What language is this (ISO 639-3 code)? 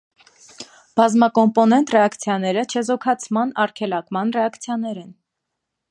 hye